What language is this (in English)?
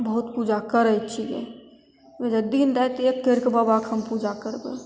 Maithili